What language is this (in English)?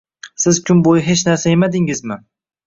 Uzbek